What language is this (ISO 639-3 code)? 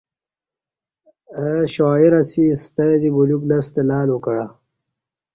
bsh